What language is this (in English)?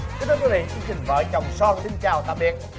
Vietnamese